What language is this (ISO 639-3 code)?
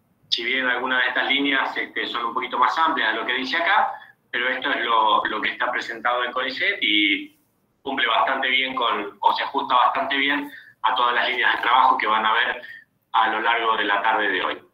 spa